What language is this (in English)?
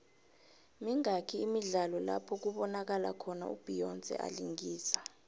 South Ndebele